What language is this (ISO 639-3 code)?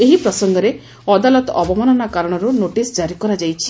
ori